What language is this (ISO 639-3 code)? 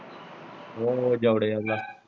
pan